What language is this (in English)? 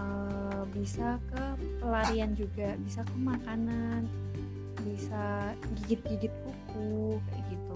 Indonesian